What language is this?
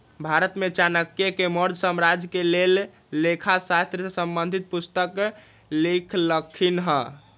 Magahi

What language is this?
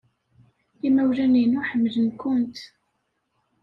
Kabyle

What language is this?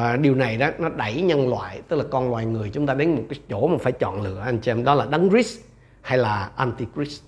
Vietnamese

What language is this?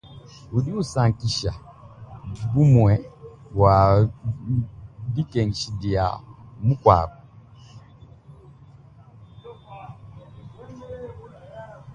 Luba-Lulua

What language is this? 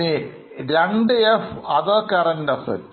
Malayalam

